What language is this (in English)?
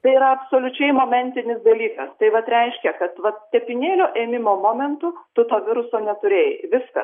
Lithuanian